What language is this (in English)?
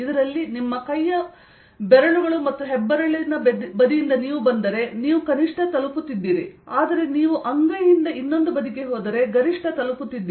Kannada